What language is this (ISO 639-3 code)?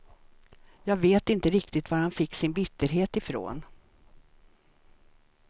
swe